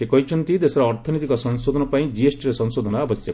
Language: Odia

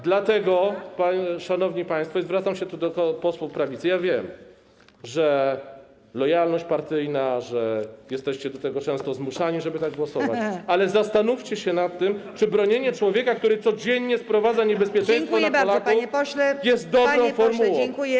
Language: Polish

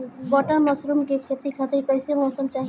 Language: Bhojpuri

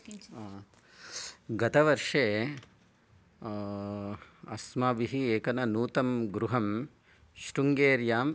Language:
Sanskrit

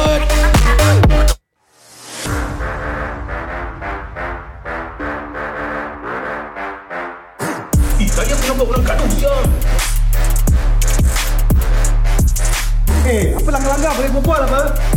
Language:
Malay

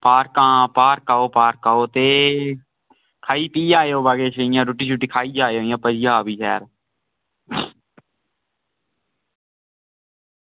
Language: Dogri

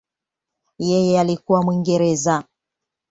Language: Swahili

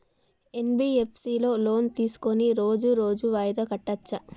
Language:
Telugu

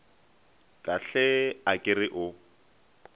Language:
Northern Sotho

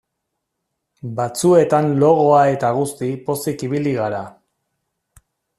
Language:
Basque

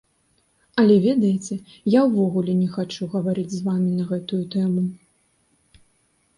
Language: Belarusian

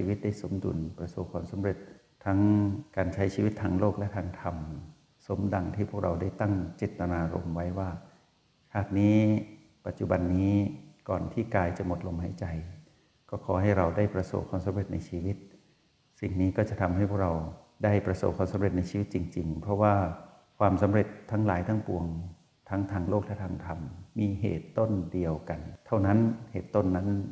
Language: Thai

